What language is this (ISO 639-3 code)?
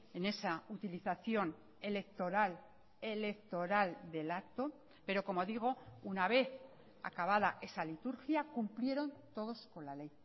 spa